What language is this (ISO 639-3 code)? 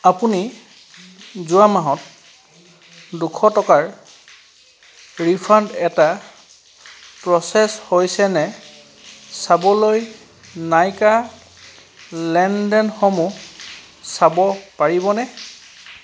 asm